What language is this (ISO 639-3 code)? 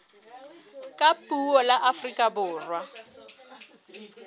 sot